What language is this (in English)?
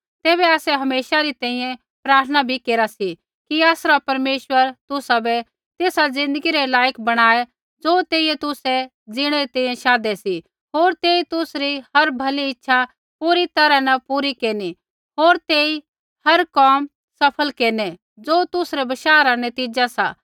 Kullu Pahari